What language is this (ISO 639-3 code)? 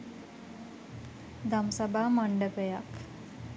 sin